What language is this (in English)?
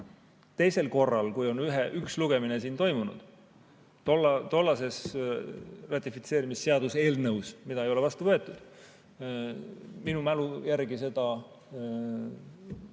Estonian